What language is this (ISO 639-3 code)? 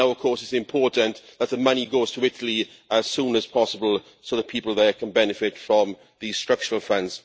eng